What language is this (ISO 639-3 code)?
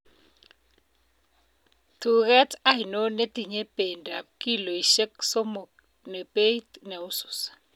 kln